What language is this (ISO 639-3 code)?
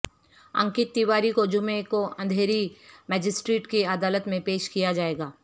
urd